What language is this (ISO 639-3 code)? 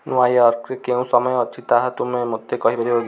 ori